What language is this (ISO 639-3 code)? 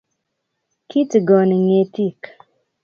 kln